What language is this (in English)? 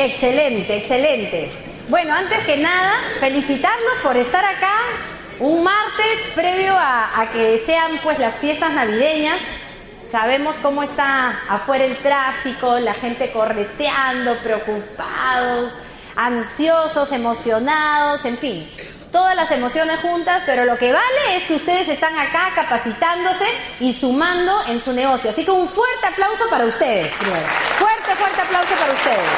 Spanish